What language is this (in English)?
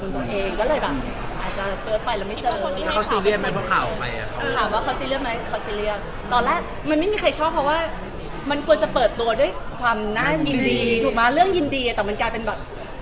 Thai